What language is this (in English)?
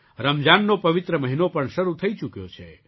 Gujarati